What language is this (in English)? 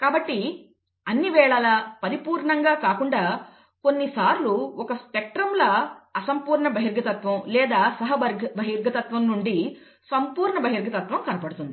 Telugu